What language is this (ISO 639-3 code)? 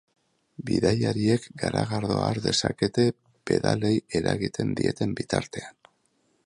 eus